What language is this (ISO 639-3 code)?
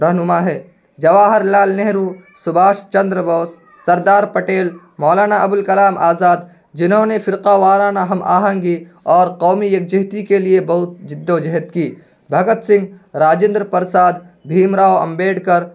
urd